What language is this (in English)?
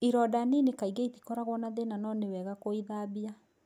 Kikuyu